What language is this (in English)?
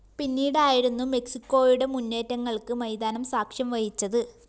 Malayalam